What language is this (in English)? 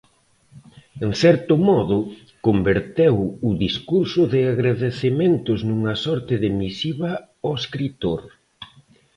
Galician